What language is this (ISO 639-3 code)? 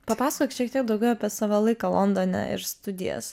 lit